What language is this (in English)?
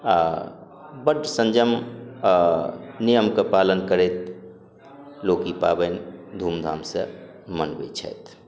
Maithili